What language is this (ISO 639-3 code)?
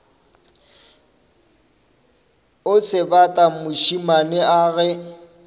nso